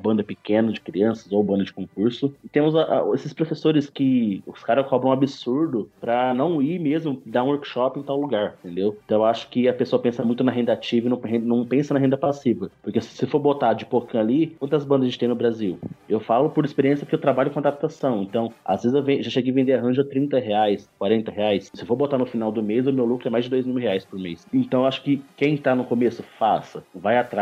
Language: Portuguese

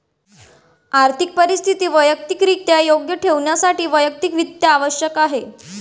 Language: Marathi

